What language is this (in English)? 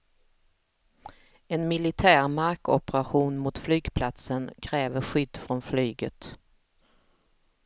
Swedish